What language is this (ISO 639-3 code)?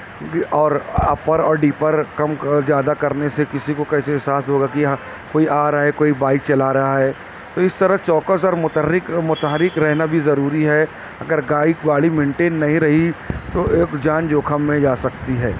urd